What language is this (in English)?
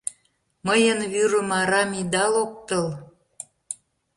Mari